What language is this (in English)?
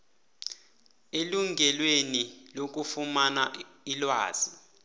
South Ndebele